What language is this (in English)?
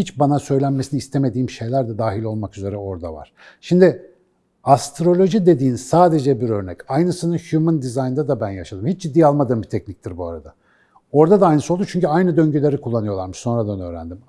Turkish